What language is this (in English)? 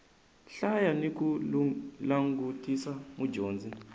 Tsonga